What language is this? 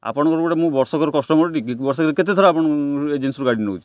Odia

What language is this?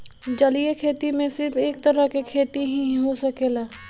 Bhojpuri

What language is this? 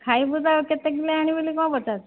Odia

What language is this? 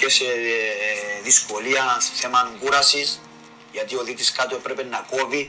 Greek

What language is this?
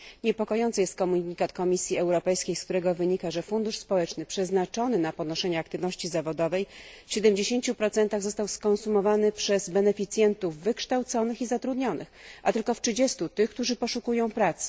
Polish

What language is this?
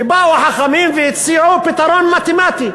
Hebrew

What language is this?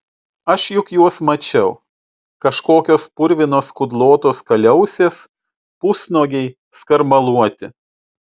Lithuanian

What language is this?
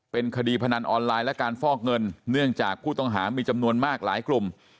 Thai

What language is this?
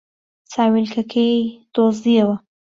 Central Kurdish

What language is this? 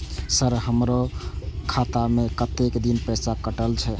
Maithili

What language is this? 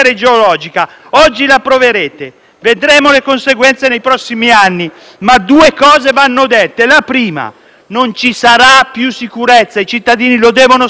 Italian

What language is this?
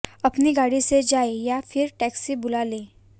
Hindi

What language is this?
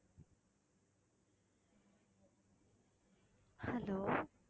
Tamil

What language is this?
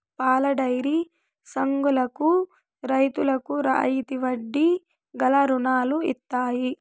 Telugu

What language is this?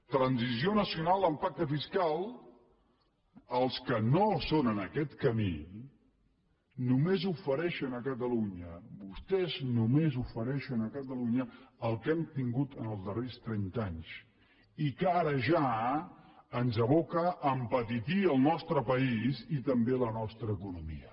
Catalan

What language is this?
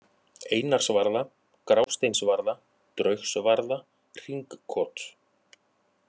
Icelandic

